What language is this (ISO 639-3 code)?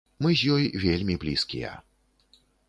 bel